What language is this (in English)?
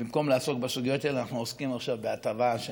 Hebrew